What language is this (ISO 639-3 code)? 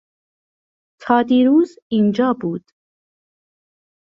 fas